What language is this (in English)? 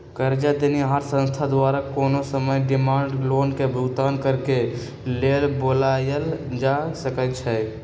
Magahi